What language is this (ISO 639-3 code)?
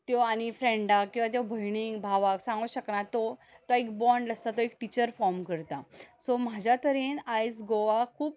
kok